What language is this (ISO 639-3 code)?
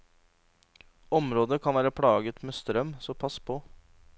nor